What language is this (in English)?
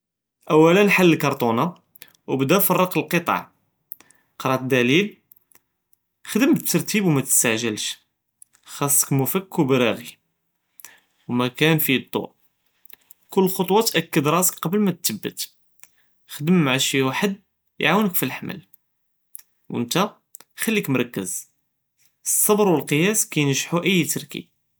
Judeo-Arabic